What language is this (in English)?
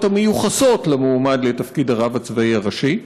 Hebrew